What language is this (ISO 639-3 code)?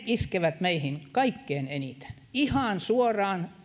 fin